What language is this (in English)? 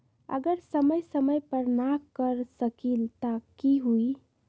Magahi